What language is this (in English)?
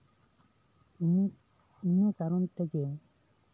Santali